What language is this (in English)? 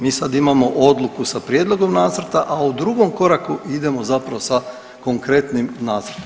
Croatian